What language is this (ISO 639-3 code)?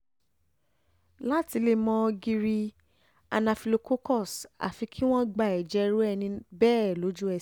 yor